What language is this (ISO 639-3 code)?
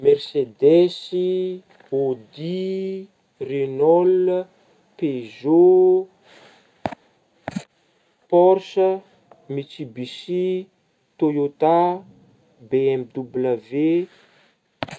bmm